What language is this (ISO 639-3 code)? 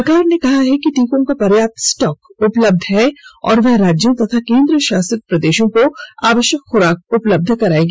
hin